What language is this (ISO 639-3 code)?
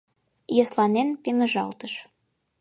chm